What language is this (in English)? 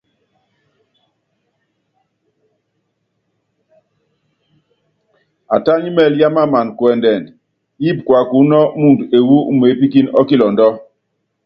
Yangben